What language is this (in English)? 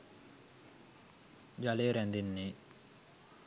Sinhala